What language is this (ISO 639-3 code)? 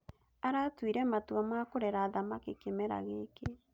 kik